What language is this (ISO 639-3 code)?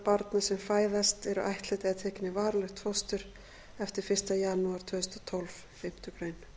isl